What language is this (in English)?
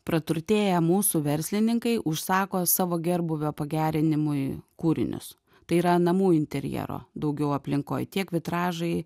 Lithuanian